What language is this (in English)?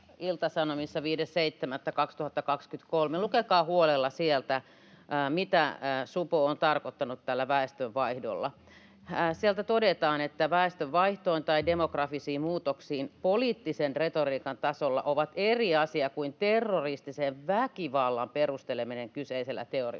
Finnish